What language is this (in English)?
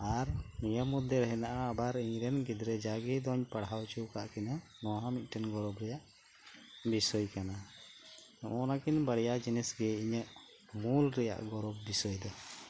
Santali